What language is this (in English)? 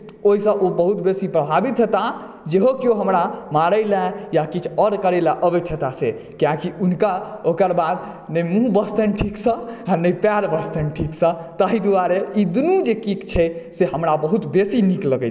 Maithili